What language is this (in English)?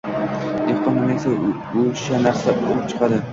Uzbek